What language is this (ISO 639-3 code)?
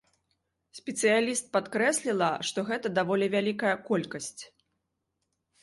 bel